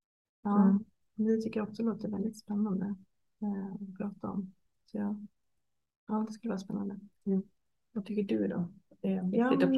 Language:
Swedish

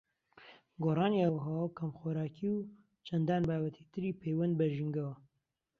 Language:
Central Kurdish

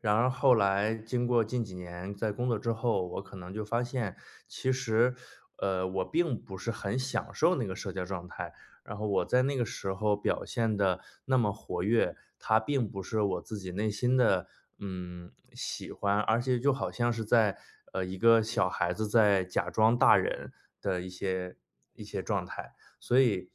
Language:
Chinese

